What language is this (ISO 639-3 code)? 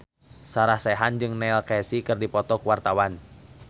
sun